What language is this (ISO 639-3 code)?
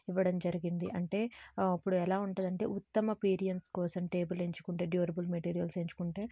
tel